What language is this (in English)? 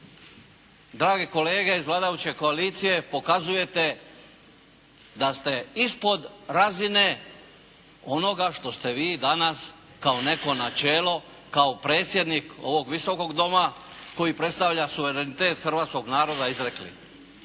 Croatian